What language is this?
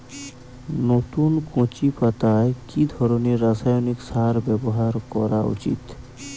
Bangla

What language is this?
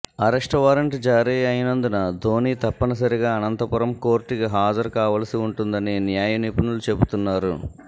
Telugu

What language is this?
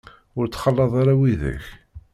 Kabyle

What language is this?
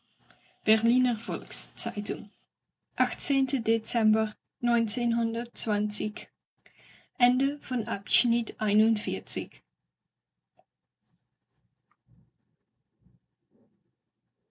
German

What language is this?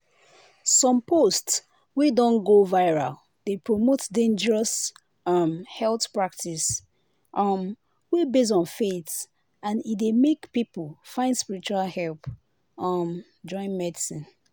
Nigerian Pidgin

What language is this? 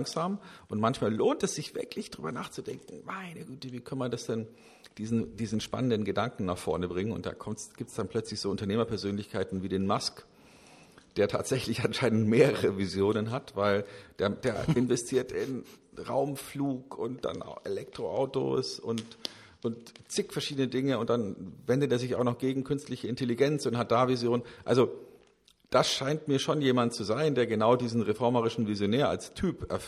German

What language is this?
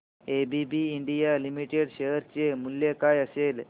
Marathi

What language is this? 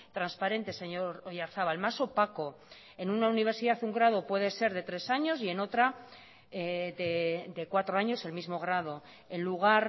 Spanish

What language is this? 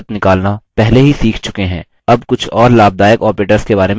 Hindi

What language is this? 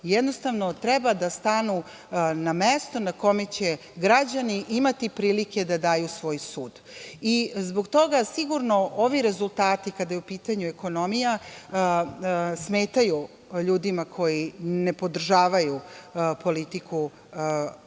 Serbian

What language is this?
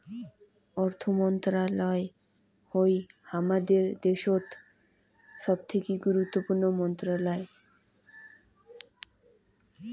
Bangla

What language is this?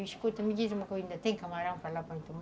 Portuguese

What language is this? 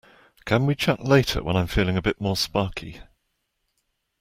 English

